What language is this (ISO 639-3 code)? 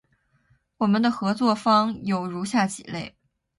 zho